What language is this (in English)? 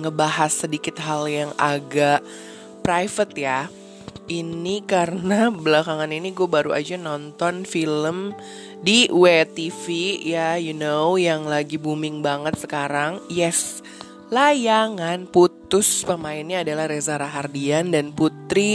Indonesian